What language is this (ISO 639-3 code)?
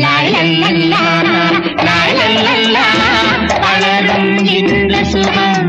tha